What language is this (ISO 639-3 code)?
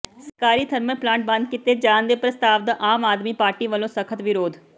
pan